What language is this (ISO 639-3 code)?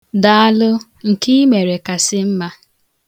ibo